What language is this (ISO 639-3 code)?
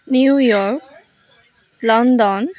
asm